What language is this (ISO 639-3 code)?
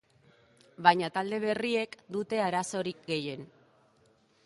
eus